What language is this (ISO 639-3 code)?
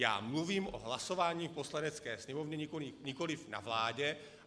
ces